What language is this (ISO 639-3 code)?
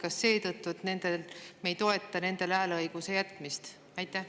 est